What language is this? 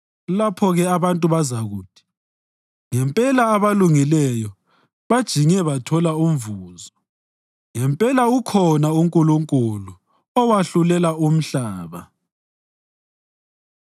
North Ndebele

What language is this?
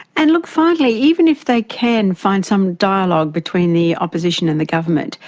English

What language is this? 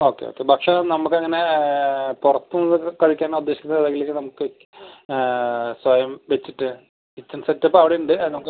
Malayalam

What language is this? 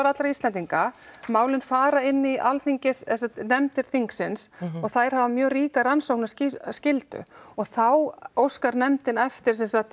Icelandic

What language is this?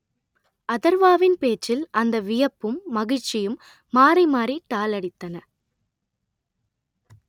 Tamil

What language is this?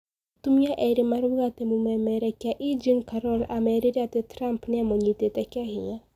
Kikuyu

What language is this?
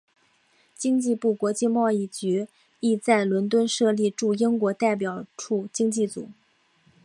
Chinese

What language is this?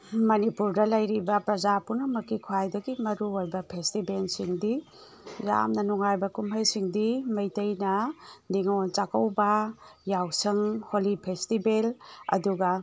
Manipuri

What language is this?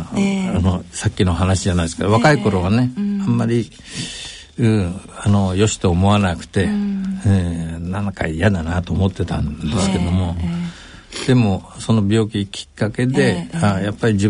Japanese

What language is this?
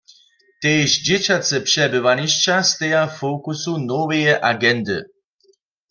Upper Sorbian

